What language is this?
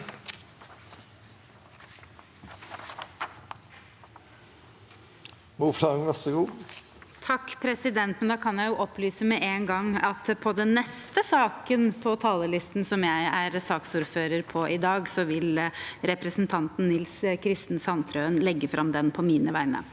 Norwegian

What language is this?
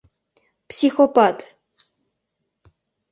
Mari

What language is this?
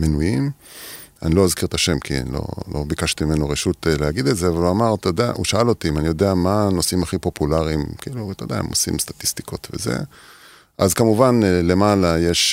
Hebrew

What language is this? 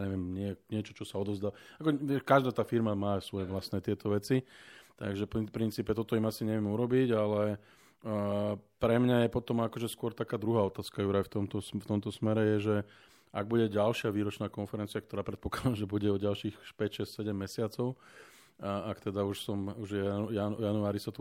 Slovak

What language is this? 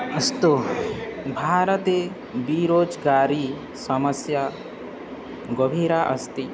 Sanskrit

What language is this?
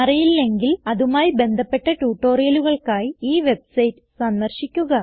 Malayalam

